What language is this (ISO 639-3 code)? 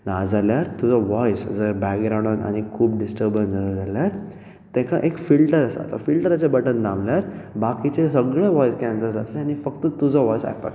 kok